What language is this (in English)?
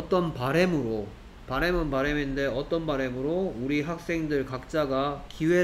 Korean